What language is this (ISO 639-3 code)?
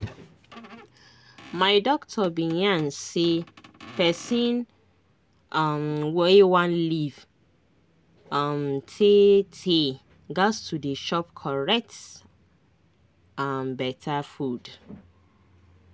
pcm